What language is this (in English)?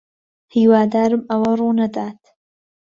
Central Kurdish